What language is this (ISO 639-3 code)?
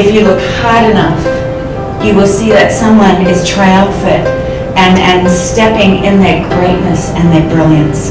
eng